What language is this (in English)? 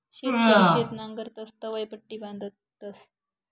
Marathi